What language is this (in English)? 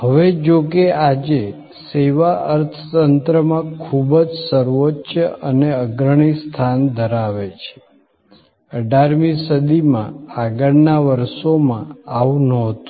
Gujarati